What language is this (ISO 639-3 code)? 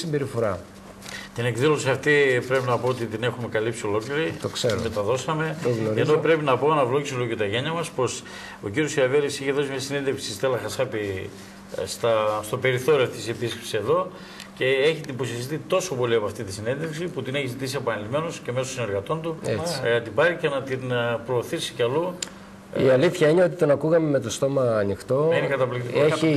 ell